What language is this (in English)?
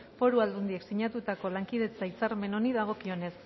Basque